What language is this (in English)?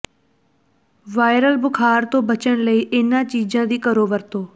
Punjabi